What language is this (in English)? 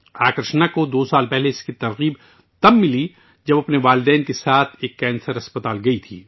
Urdu